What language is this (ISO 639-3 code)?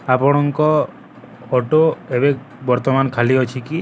ori